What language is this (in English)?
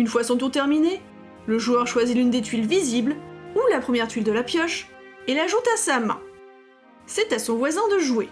French